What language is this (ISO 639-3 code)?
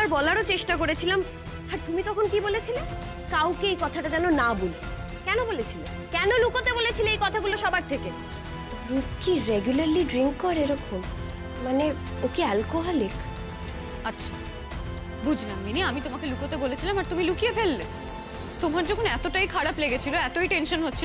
ben